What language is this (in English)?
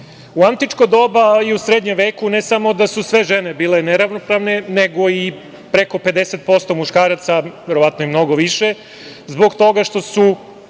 Serbian